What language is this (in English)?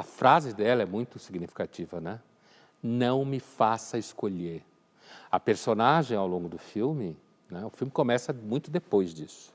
Portuguese